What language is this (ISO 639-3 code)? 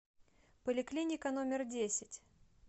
rus